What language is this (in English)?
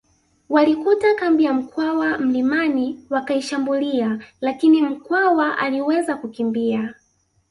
Swahili